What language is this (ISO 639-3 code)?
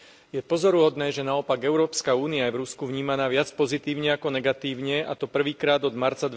slk